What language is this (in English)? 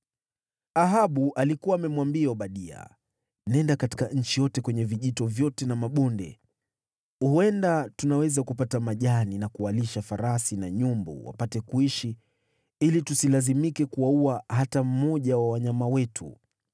Swahili